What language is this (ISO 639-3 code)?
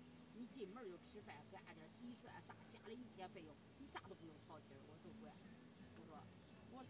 zho